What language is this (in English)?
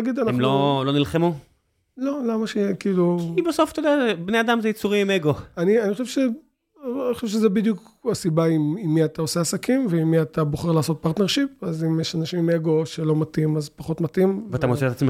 Hebrew